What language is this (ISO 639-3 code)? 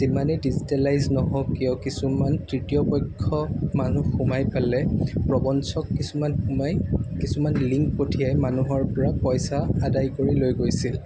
asm